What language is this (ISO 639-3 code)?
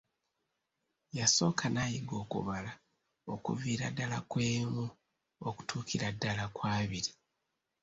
lug